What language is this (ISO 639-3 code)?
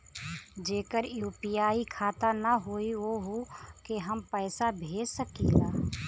bho